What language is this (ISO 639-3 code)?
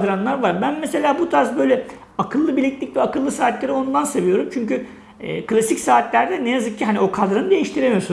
tur